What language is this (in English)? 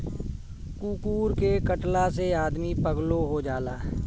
Bhojpuri